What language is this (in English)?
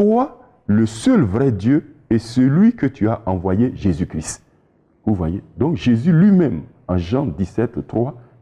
French